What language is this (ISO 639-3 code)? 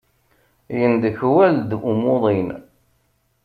kab